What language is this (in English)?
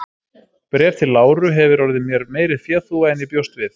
Icelandic